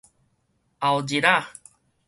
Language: Min Nan Chinese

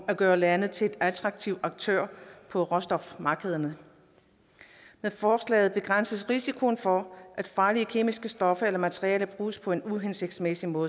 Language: Danish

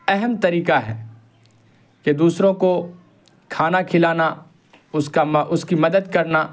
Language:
Urdu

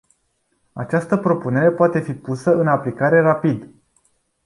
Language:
Romanian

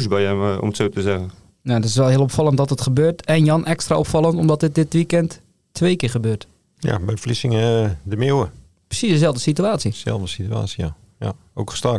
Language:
Dutch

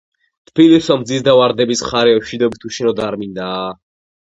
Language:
Georgian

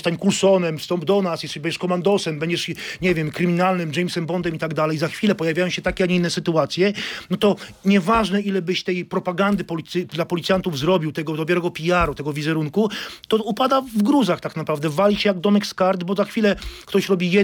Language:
Polish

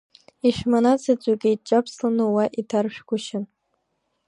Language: Abkhazian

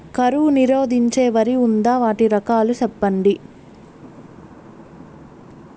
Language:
Telugu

